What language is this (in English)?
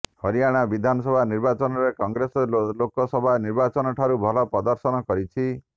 Odia